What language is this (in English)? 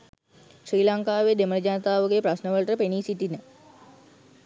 Sinhala